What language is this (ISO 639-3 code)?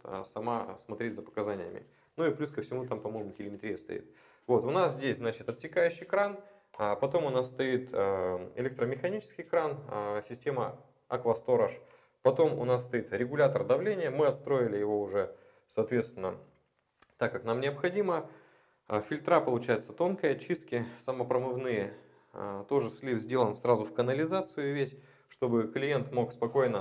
rus